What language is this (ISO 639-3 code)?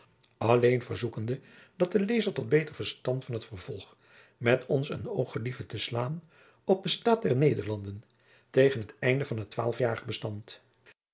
nld